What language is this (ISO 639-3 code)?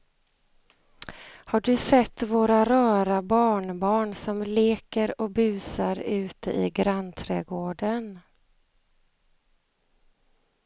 swe